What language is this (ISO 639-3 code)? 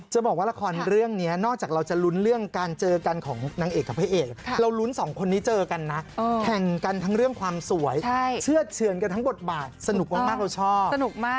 tha